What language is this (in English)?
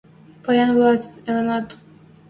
Western Mari